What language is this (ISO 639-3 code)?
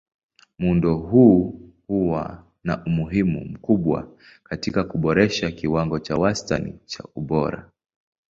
swa